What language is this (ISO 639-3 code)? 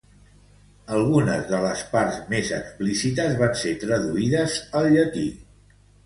cat